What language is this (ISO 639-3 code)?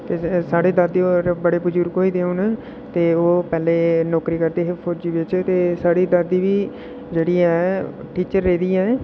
doi